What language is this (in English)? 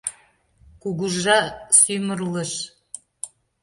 Mari